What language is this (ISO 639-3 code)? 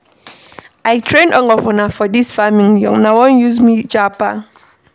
pcm